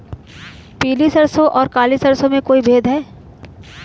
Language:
Hindi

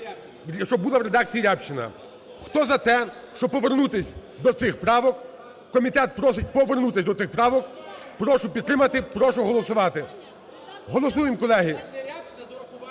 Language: Ukrainian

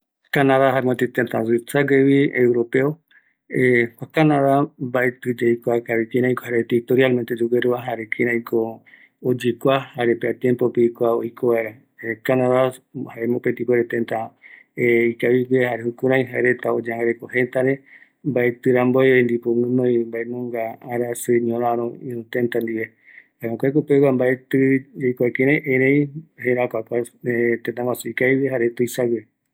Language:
Eastern Bolivian Guaraní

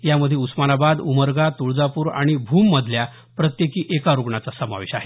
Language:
Marathi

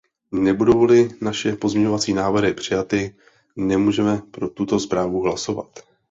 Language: Czech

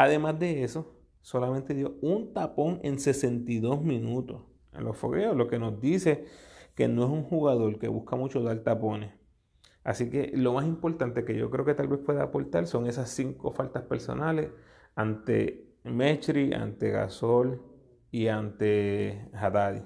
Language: Spanish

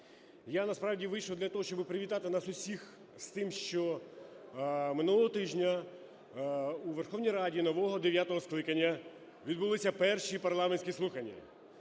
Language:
Ukrainian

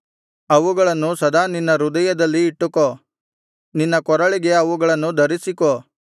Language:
Kannada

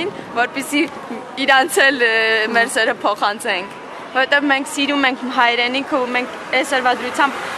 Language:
Arabic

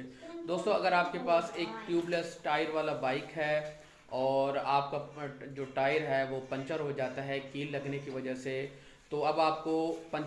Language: Urdu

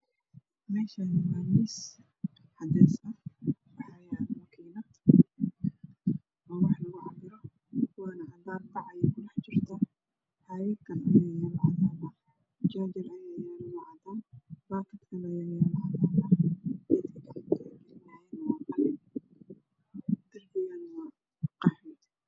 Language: Somali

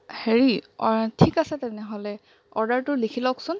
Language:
Assamese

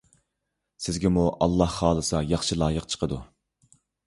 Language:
Uyghur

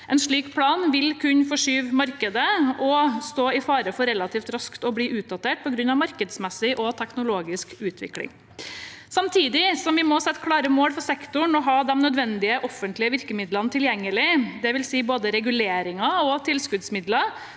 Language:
Norwegian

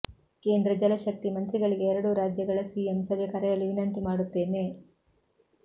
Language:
Kannada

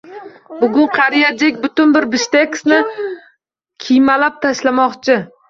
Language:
Uzbek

